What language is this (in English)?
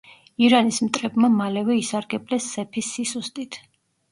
Georgian